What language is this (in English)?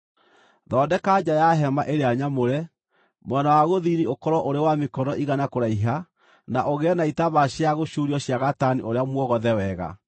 Kikuyu